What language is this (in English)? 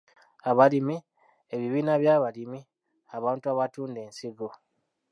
Ganda